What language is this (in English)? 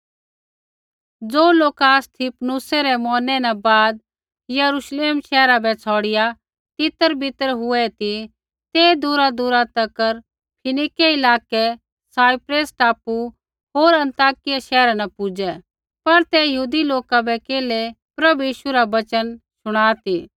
Kullu Pahari